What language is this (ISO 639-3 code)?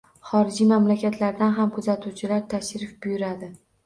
uzb